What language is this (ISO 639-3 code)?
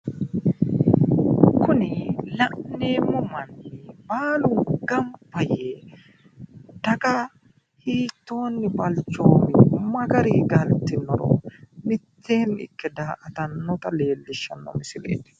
sid